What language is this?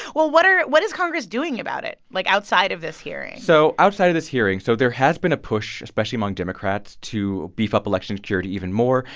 English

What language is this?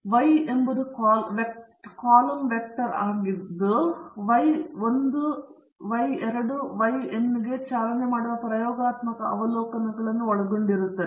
Kannada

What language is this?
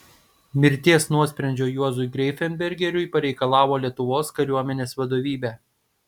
Lithuanian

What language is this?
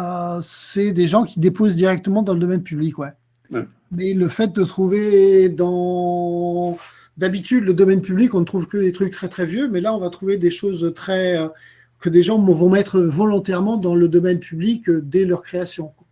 French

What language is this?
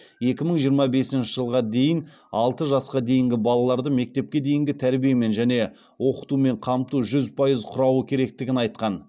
Kazakh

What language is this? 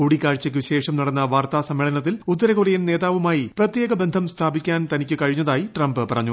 Malayalam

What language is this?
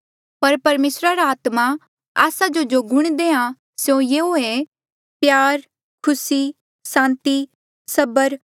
Mandeali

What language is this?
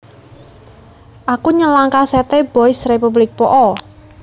Javanese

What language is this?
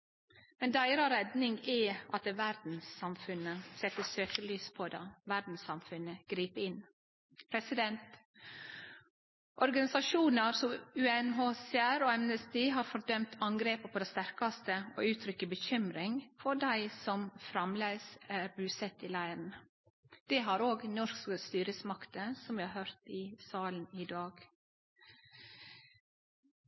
Norwegian Nynorsk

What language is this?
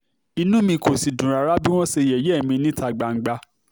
Yoruba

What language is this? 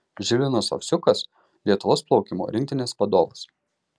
Lithuanian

